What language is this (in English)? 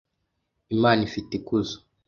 Kinyarwanda